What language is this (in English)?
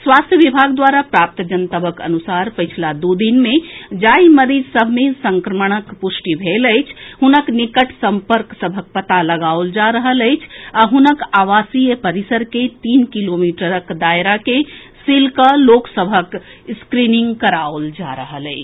Maithili